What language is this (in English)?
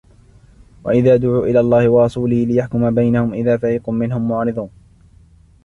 Arabic